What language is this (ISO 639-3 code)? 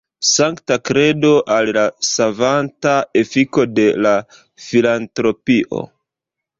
epo